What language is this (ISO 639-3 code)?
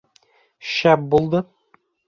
bak